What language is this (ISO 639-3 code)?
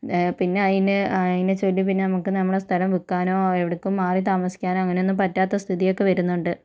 mal